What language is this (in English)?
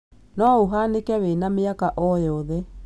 Kikuyu